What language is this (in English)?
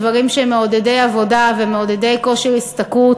Hebrew